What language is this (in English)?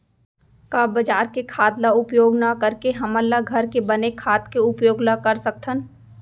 Chhattisgarhi